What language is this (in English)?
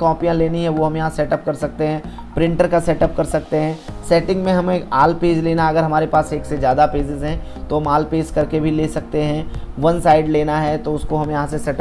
Hindi